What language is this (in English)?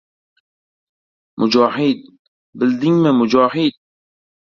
Uzbek